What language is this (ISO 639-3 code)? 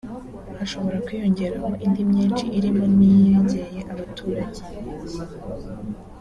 kin